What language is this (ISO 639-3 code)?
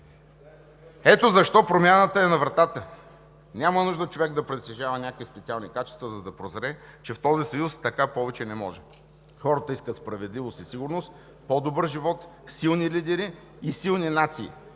bul